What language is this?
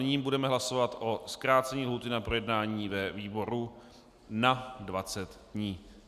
Czech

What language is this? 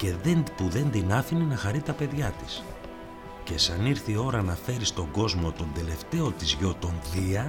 Greek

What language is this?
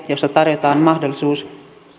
Finnish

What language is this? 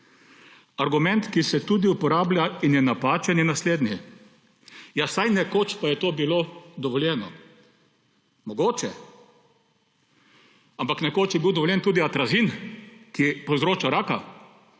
Slovenian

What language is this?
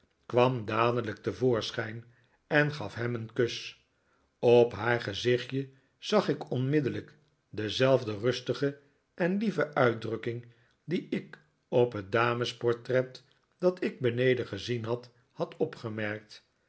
Dutch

